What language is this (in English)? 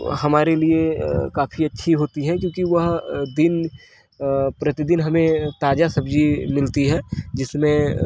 Hindi